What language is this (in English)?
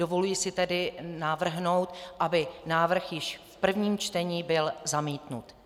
Czech